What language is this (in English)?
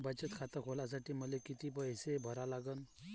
Marathi